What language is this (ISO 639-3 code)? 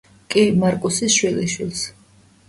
kat